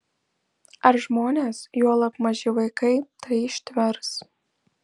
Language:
Lithuanian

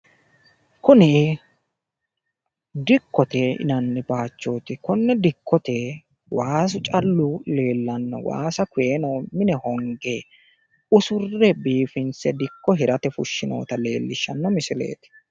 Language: Sidamo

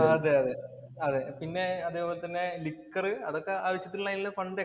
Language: Malayalam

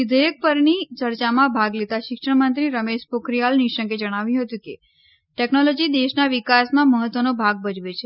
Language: Gujarati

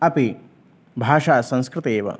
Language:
Sanskrit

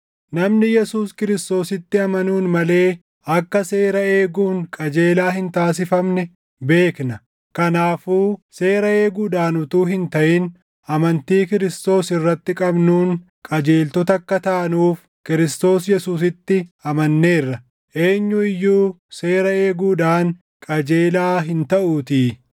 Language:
Oromo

